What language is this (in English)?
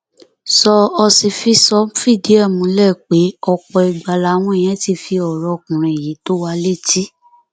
Yoruba